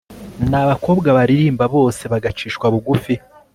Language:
Kinyarwanda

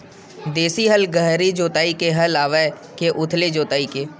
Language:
Chhattisgarhi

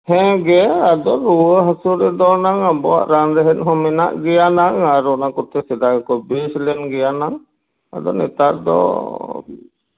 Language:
Santali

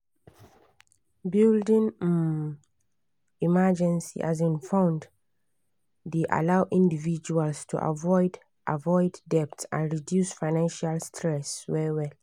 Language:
Nigerian Pidgin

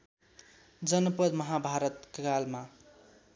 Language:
Nepali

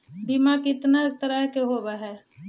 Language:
Magahi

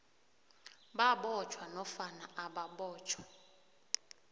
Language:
South Ndebele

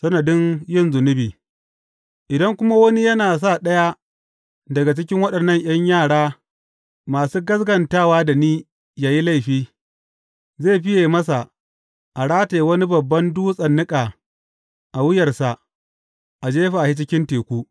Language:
Hausa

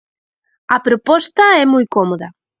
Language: Galician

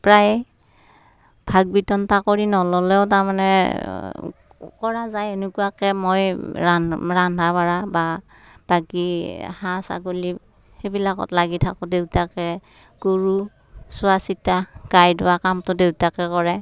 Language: Assamese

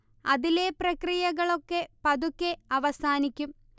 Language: Malayalam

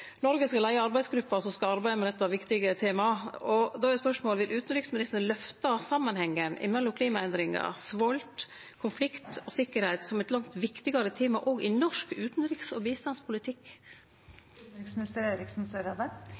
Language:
Norwegian Nynorsk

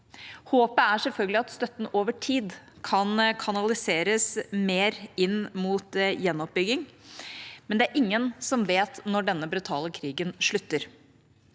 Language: Norwegian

